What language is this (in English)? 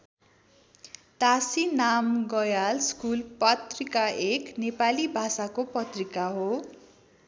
Nepali